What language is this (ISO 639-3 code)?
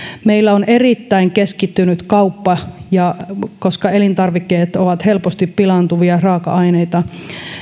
fin